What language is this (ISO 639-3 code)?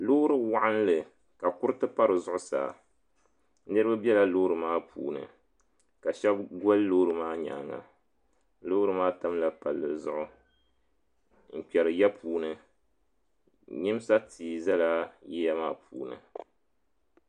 dag